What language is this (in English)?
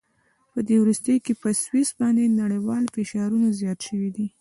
Pashto